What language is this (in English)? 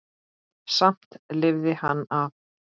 Icelandic